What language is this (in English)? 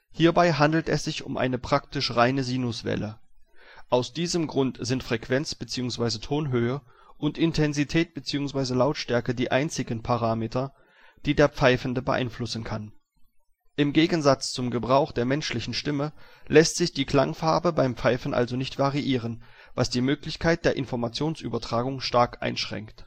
German